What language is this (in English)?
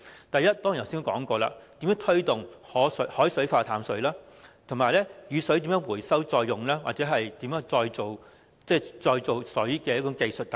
Cantonese